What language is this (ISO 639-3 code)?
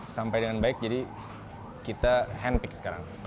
ind